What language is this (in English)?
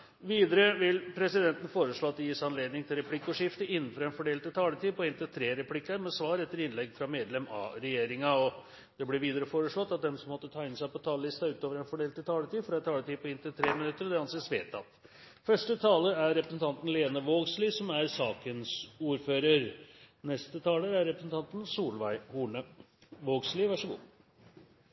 Norwegian